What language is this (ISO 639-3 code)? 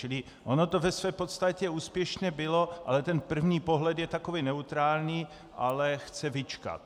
ces